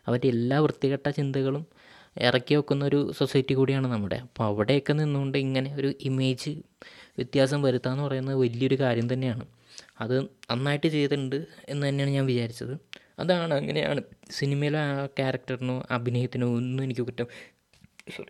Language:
Malayalam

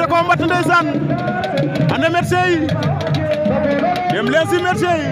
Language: Arabic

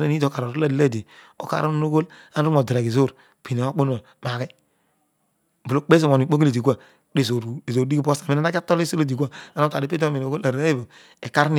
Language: Odual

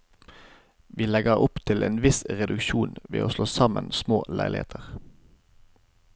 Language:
Norwegian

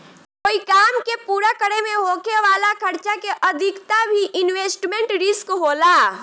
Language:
Bhojpuri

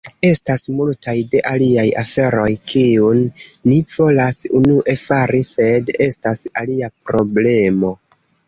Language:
Esperanto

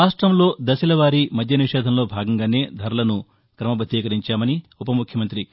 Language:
Telugu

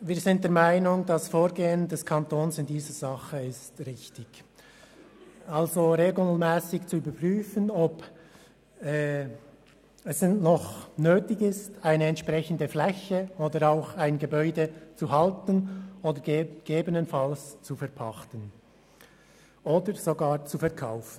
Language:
Swiss German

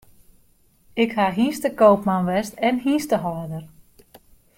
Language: Western Frisian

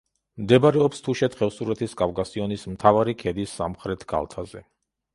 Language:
Georgian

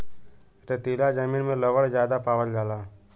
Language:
Bhojpuri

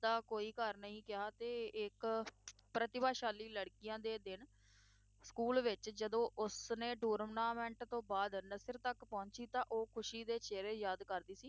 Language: Punjabi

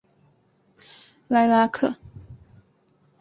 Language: Chinese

